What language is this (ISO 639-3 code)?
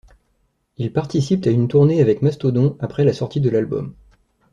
fra